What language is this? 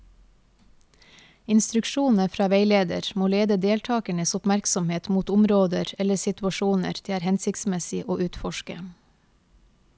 Norwegian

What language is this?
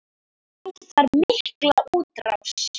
Icelandic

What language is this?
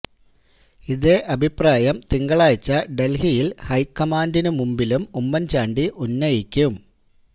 Malayalam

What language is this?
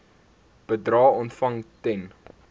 Afrikaans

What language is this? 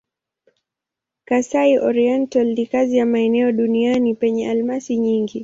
Swahili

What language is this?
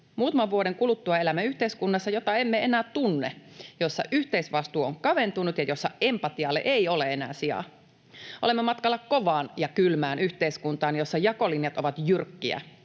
Finnish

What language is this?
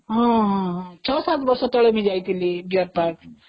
Odia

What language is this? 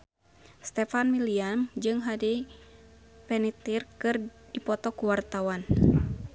Sundanese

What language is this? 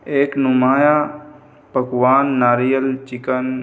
Urdu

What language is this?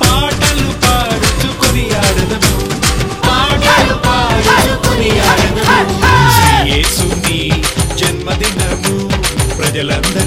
Telugu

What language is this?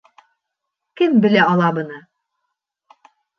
Bashkir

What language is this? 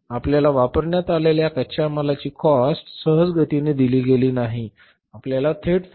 Marathi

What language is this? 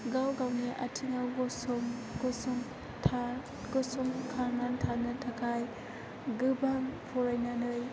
Bodo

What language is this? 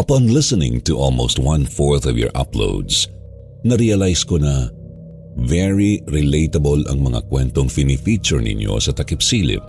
Filipino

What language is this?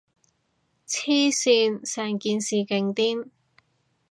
Cantonese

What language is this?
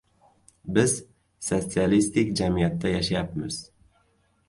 Uzbek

